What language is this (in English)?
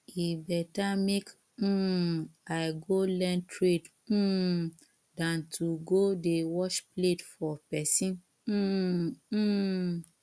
Nigerian Pidgin